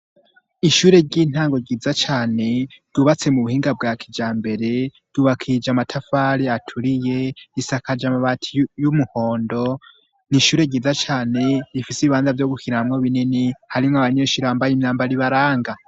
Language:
Rundi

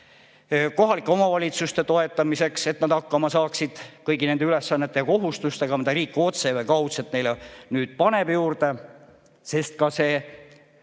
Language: Estonian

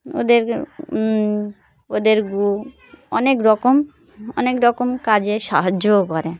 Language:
Bangla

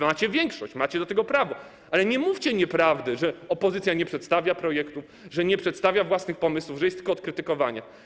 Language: Polish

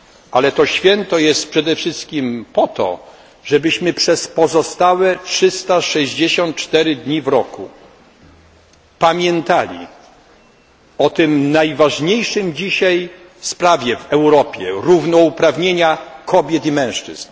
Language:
Polish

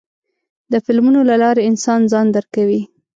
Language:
Pashto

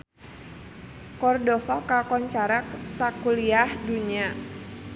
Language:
Sundanese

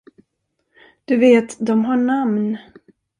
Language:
Swedish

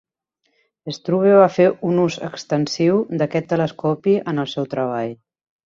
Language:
Catalan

